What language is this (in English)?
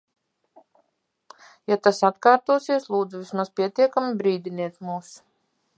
Latvian